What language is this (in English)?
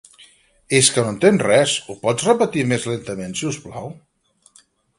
Catalan